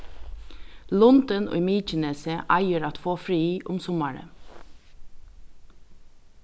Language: Faroese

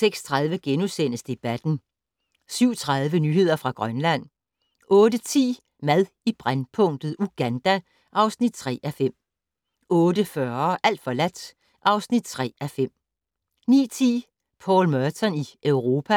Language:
Danish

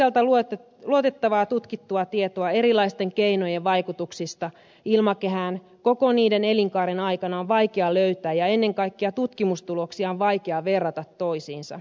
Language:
Finnish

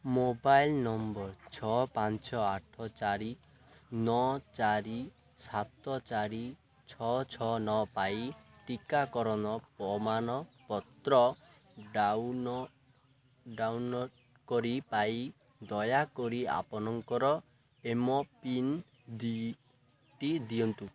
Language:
Odia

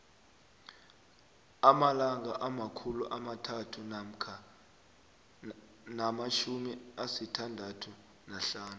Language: South Ndebele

